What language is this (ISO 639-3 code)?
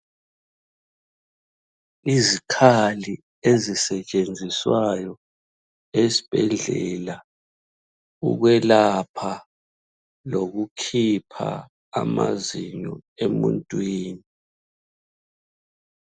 nde